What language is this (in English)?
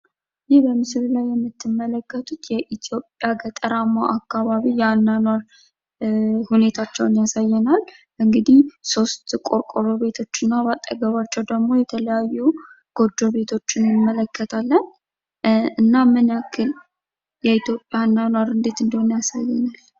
Amharic